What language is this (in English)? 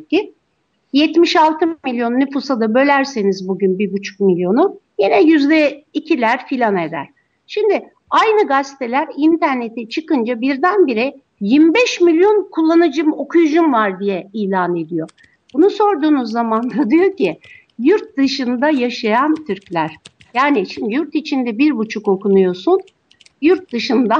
Turkish